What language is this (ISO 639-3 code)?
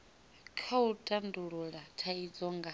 ven